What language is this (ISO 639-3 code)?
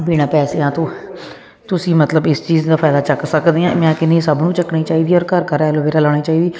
pan